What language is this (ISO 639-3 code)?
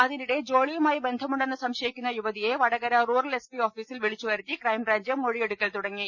mal